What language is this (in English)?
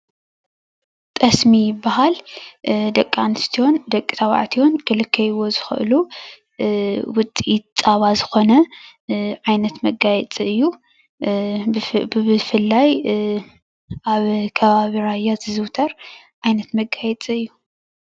Tigrinya